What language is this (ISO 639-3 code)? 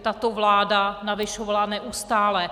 ces